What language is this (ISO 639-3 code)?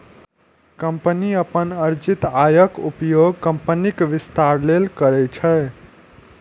mai